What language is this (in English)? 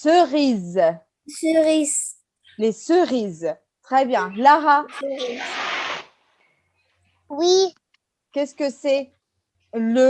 French